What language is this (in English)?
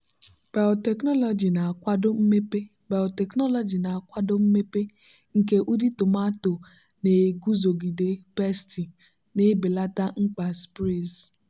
Igbo